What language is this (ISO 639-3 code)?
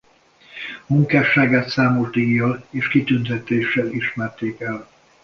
hun